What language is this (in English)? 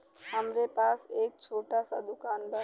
Bhojpuri